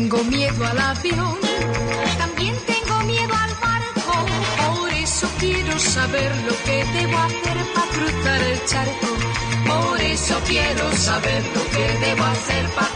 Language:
Spanish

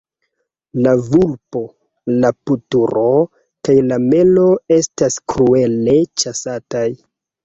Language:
Esperanto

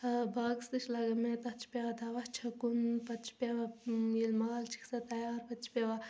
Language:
Kashmiri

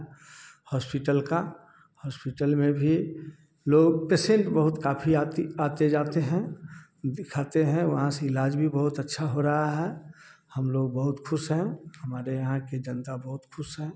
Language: Hindi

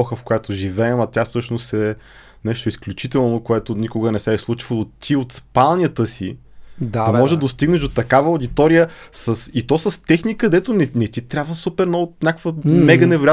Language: Bulgarian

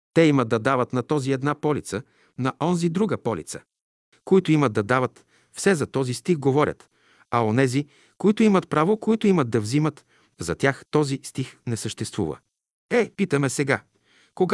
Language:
Bulgarian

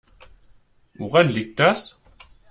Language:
German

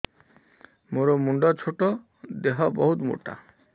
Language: Odia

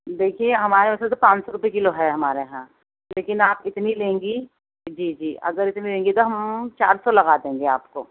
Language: Urdu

